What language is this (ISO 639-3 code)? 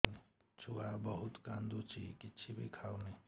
ori